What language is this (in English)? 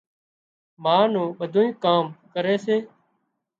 Wadiyara Koli